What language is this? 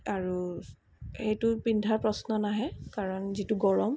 Assamese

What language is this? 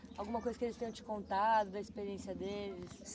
Portuguese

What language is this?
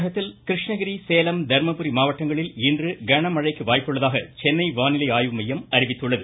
Tamil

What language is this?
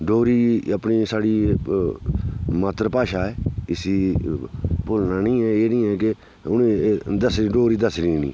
Dogri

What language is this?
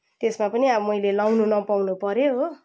Nepali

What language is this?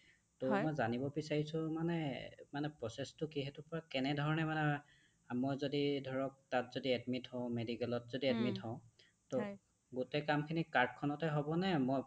Assamese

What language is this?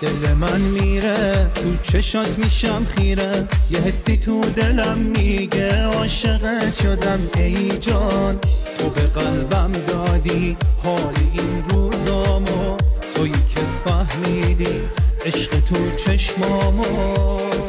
Persian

